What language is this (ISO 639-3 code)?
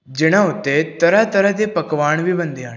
pan